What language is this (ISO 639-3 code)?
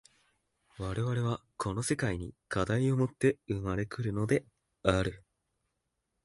jpn